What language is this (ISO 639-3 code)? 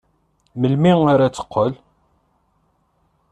kab